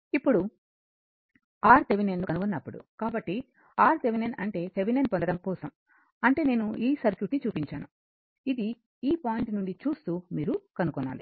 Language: Telugu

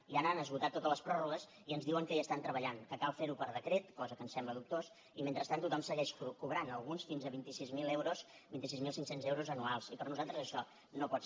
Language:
Catalan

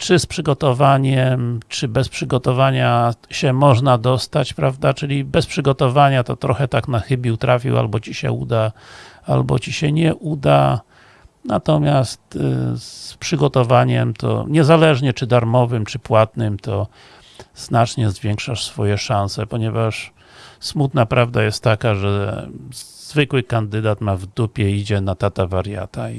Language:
Polish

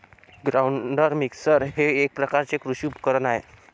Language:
Marathi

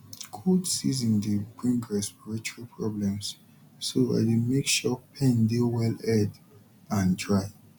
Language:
Nigerian Pidgin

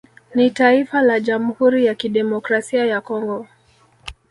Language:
Swahili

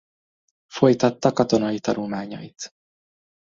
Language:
Hungarian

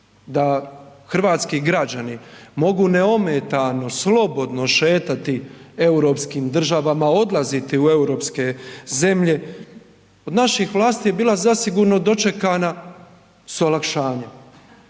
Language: Croatian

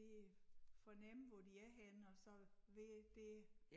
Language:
Danish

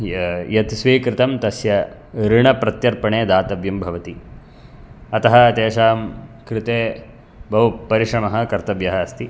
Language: Sanskrit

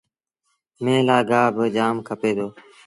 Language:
Sindhi Bhil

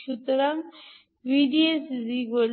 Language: Bangla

